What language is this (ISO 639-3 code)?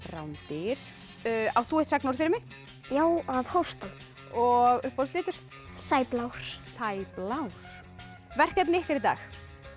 isl